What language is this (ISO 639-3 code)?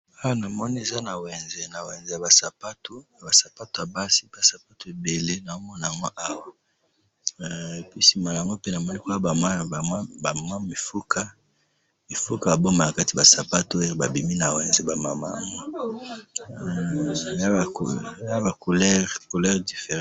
lin